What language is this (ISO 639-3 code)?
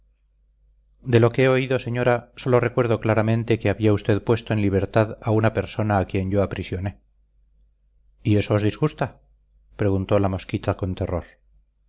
spa